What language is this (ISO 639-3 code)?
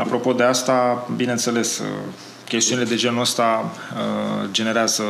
ron